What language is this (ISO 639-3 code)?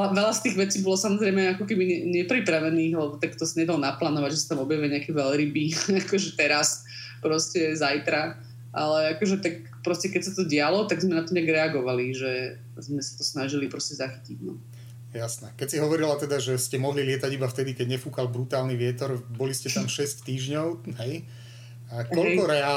slk